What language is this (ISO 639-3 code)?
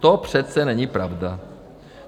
ces